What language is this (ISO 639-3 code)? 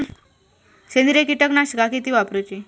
mar